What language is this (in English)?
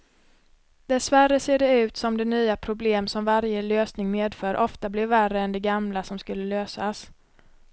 Swedish